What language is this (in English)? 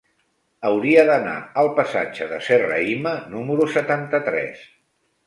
Catalan